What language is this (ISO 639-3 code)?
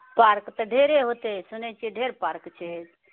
mai